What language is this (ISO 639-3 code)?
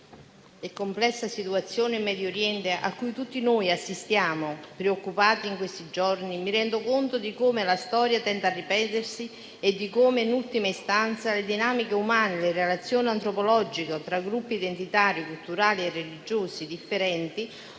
ita